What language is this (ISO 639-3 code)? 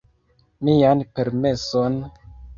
epo